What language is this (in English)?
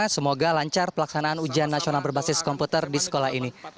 Indonesian